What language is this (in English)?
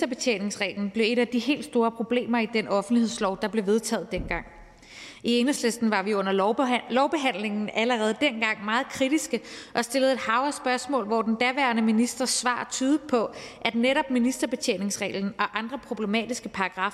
Danish